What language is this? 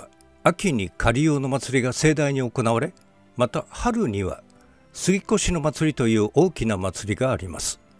Japanese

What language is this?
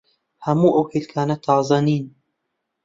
Central Kurdish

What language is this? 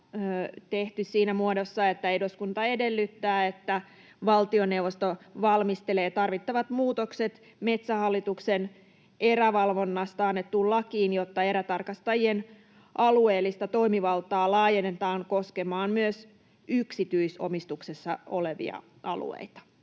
Finnish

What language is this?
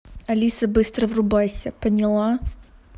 Russian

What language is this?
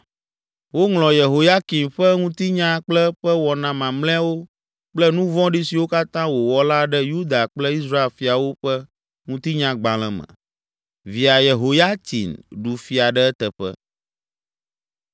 Ewe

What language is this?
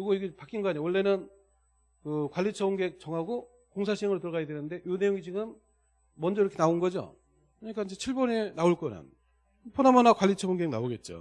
Korean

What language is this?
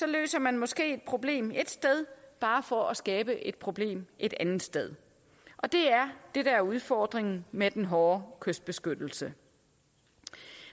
Danish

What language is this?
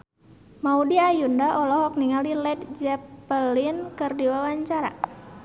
Sundanese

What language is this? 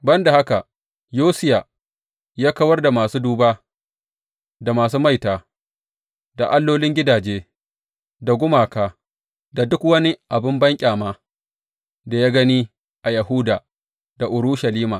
Hausa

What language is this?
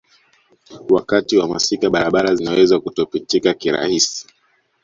Swahili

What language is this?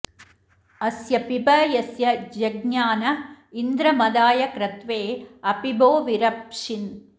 Sanskrit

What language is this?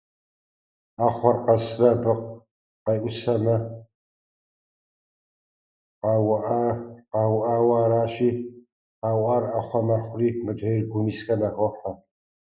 Kabardian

